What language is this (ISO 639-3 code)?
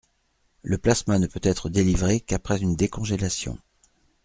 fra